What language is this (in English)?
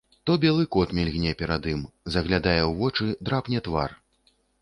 Belarusian